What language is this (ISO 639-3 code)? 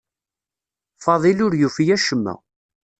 kab